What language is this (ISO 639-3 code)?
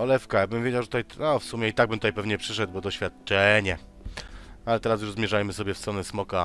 pol